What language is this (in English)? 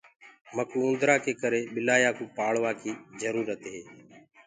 Gurgula